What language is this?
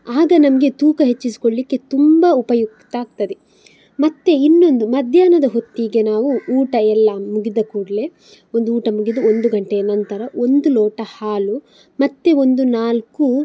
Kannada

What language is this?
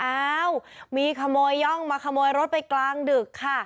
Thai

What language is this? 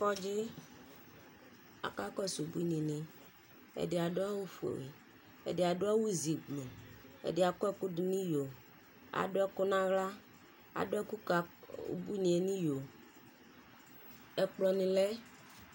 Ikposo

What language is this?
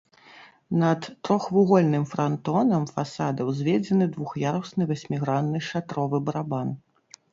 Belarusian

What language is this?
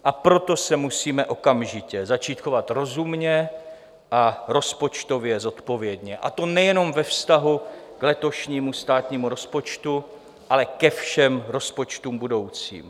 Czech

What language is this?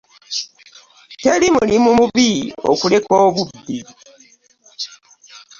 Ganda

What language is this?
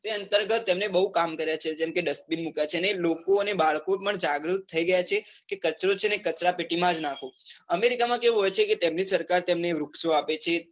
Gujarati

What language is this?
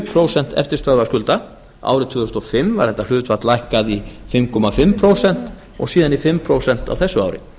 Icelandic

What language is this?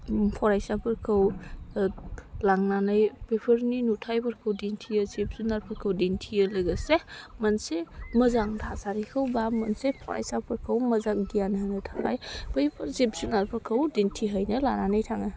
Bodo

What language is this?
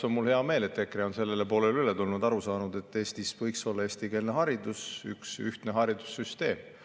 Estonian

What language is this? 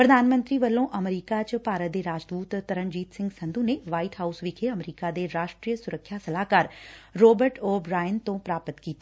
Punjabi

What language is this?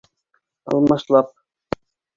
Bashkir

